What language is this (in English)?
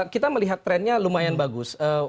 Indonesian